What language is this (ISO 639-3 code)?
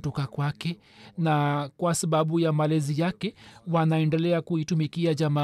swa